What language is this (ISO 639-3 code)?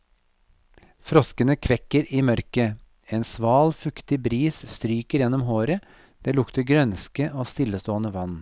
nor